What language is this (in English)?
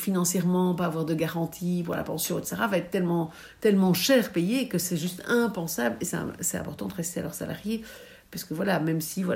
French